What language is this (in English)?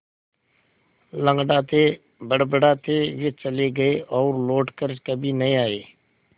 Hindi